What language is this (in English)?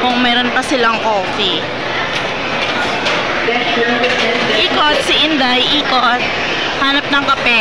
Filipino